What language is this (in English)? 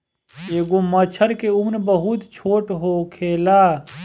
Bhojpuri